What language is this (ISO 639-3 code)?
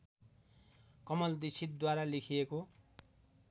nep